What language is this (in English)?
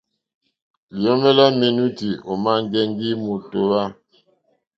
Mokpwe